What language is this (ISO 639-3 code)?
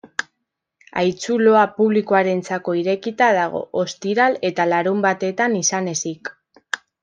eus